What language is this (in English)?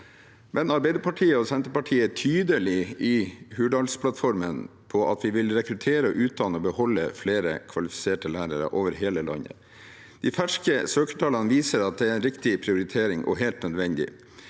Norwegian